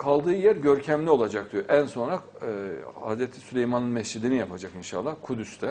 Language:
Turkish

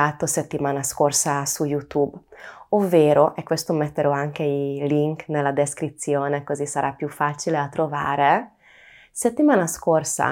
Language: Italian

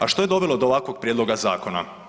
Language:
Croatian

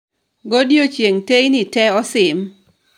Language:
Luo (Kenya and Tanzania)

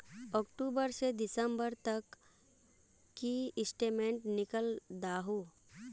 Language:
Magahi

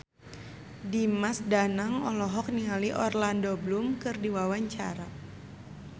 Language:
Sundanese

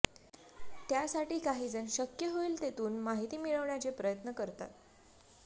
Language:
Marathi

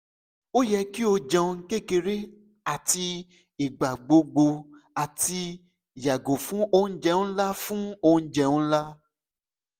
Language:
Yoruba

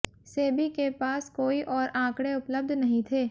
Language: Hindi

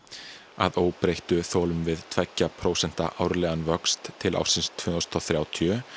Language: Icelandic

